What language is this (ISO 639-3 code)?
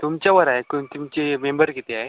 mar